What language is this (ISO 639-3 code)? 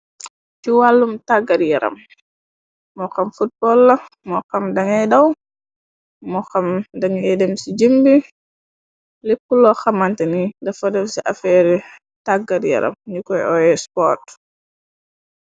wol